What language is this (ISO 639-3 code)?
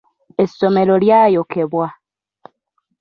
lug